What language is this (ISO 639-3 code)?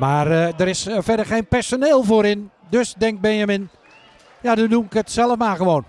nld